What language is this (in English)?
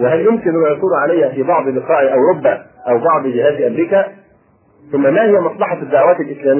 Arabic